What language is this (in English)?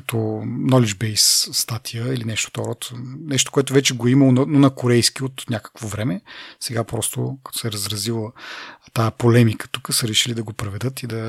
Bulgarian